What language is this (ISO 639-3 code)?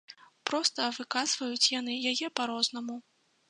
bel